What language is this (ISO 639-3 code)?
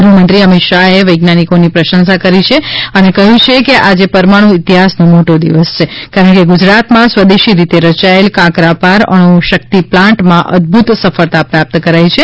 guj